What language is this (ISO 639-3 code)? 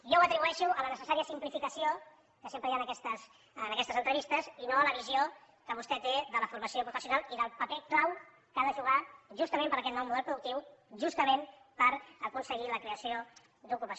cat